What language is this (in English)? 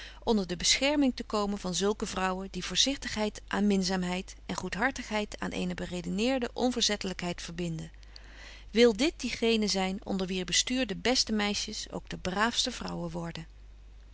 Dutch